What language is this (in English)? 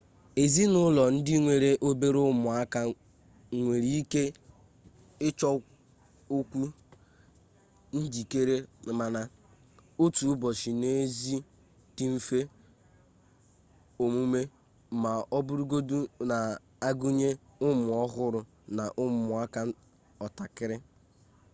Igbo